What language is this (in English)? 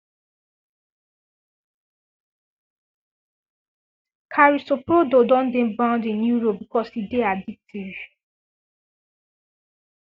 Nigerian Pidgin